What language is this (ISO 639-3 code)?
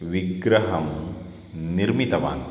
san